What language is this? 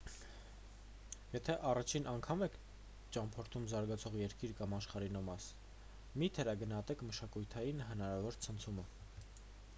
Armenian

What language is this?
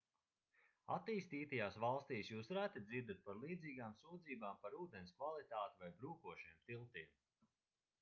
Latvian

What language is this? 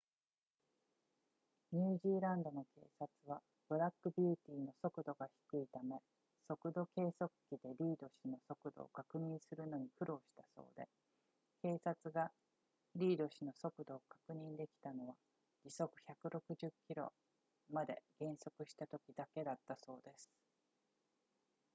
Japanese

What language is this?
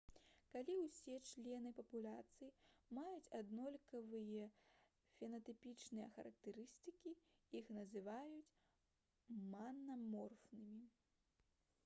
Belarusian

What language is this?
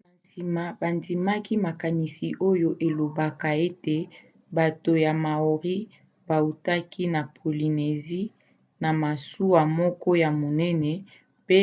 Lingala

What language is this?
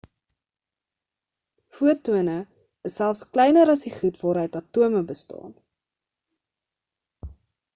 Afrikaans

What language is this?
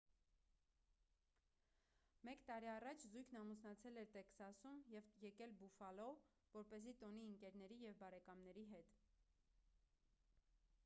Armenian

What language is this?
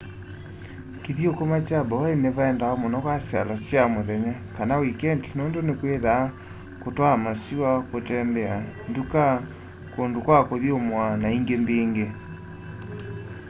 Kamba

